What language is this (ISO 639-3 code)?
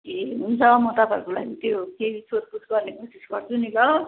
nep